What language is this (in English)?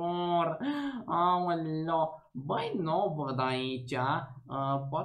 Romanian